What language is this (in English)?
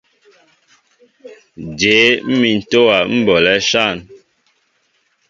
Mbo (Cameroon)